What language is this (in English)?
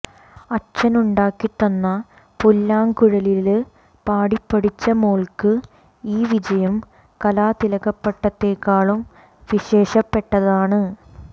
Malayalam